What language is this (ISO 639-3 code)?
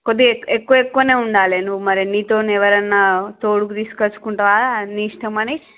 tel